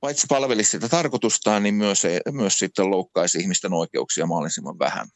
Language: Finnish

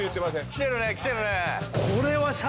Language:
Japanese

